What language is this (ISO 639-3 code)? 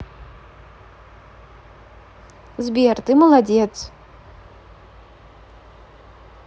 rus